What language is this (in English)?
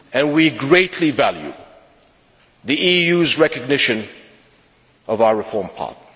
English